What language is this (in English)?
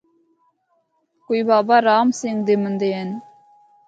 Northern Hindko